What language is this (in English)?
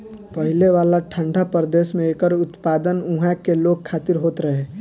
Bhojpuri